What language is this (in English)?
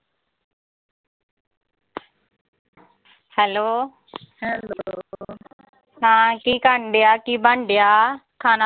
Punjabi